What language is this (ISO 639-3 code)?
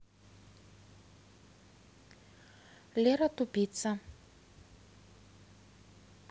rus